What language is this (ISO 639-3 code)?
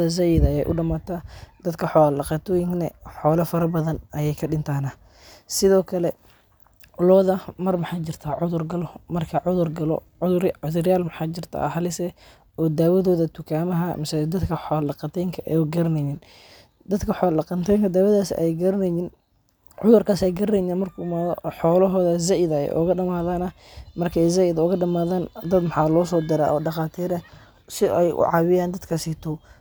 som